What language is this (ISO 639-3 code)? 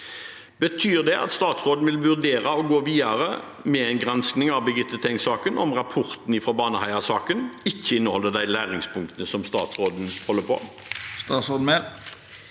nor